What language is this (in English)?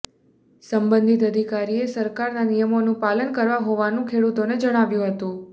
Gujarati